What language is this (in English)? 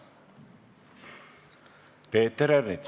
Estonian